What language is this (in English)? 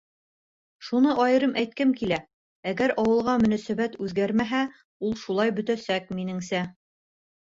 Bashkir